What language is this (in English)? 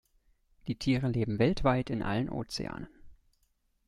German